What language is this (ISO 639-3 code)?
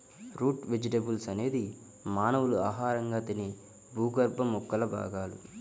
tel